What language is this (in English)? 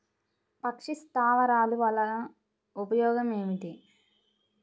Telugu